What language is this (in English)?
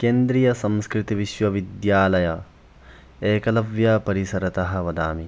Sanskrit